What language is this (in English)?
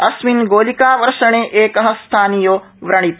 Sanskrit